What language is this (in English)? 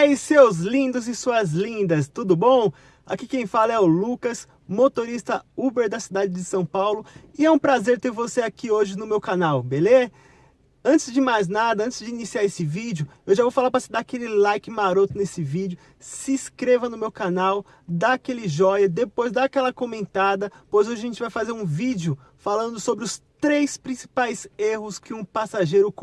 Portuguese